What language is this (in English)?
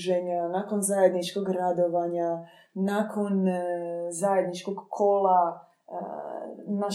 Croatian